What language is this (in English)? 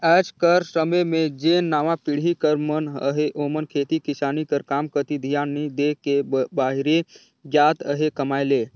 Chhattisgarhi